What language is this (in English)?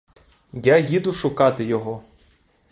Ukrainian